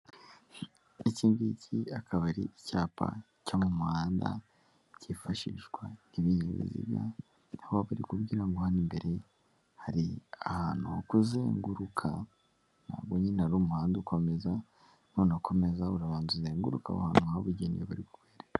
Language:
Kinyarwanda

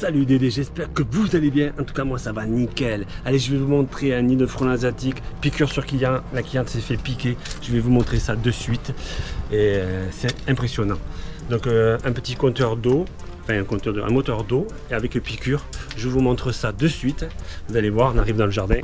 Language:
French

